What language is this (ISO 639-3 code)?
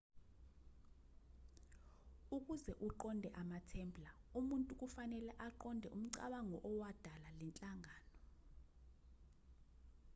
zul